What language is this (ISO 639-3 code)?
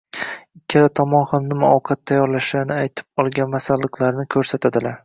uzb